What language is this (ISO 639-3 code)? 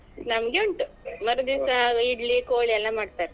kan